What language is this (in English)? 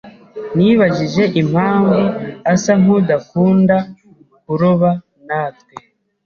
Kinyarwanda